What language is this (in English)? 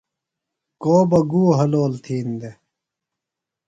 Phalura